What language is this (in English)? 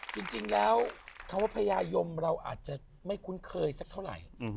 Thai